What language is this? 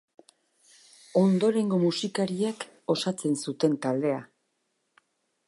Basque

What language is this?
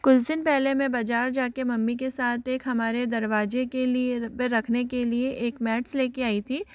Hindi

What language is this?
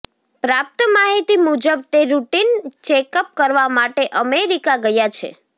Gujarati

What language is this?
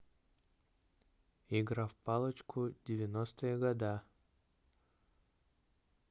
Russian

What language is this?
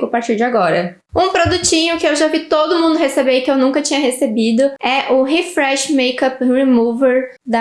Portuguese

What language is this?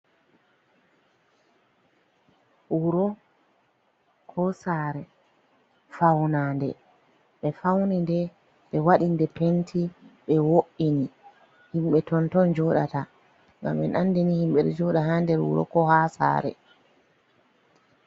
Fula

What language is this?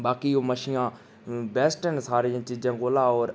Dogri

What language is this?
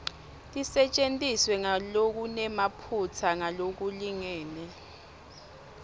Swati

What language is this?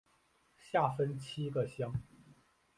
Chinese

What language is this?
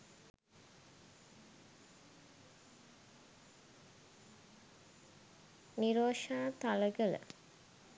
Sinhala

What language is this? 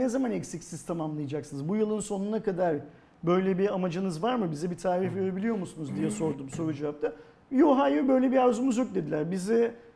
Turkish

